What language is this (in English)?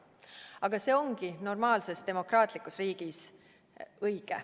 Estonian